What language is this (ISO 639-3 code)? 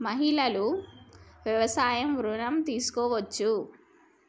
tel